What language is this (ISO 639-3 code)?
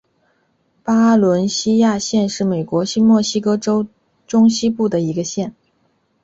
zho